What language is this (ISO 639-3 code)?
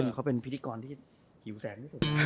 tha